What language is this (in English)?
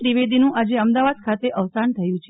Gujarati